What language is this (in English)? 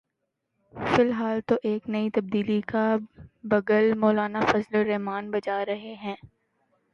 Urdu